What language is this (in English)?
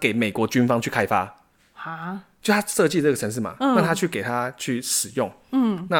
Chinese